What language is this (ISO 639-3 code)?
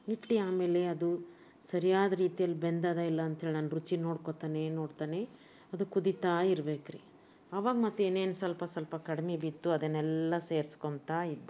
kan